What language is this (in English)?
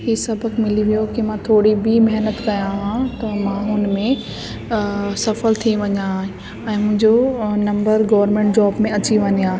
Sindhi